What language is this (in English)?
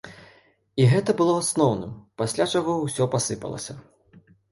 Belarusian